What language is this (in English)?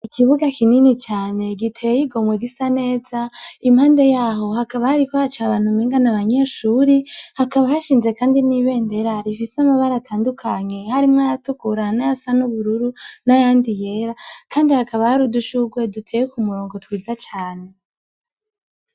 Rundi